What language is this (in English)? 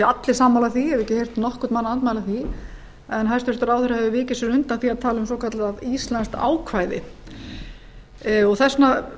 Icelandic